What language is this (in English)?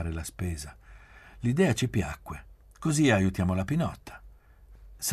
Italian